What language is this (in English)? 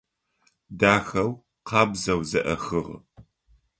Adyghe